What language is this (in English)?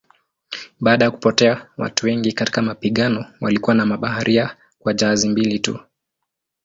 Swahili